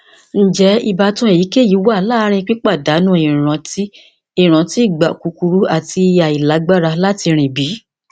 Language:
Yoruba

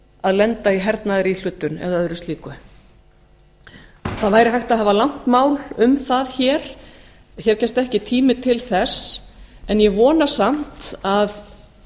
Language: Icelandic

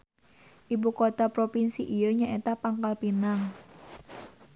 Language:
Sundanese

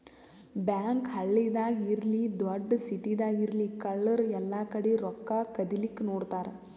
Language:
Kannada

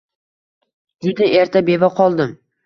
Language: Uzbek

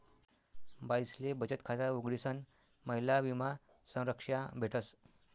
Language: Marathi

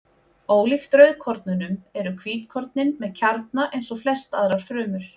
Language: Icelandic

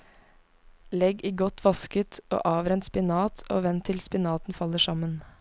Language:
Norwegian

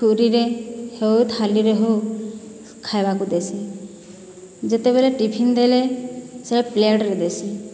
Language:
Odia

